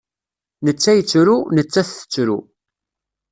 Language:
Kabyle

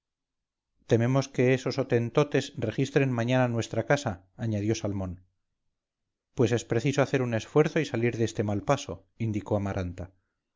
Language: Spanish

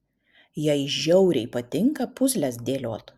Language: Lithuanian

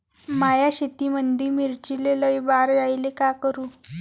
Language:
Marathi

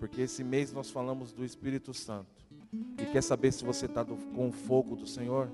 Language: Portuguese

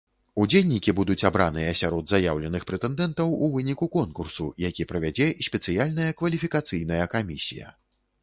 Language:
Belarusian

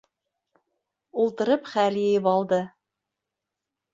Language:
Bashkir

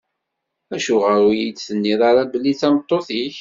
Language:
Kabyle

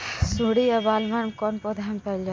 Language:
Bhojpuri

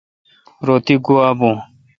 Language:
Kalkoti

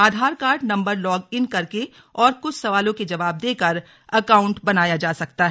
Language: Hindi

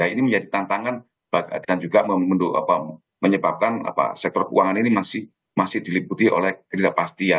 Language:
Indonesian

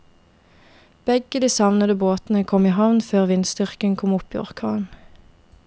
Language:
Norwegian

